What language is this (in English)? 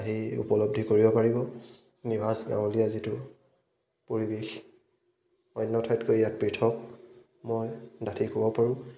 Assamese